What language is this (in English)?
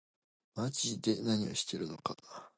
Japanese